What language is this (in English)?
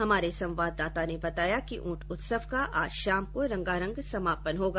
Hindi